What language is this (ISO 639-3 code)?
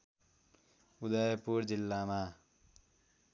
nep